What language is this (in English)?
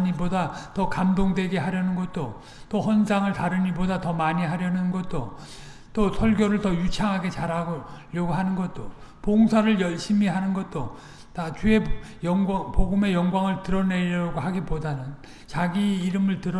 Korean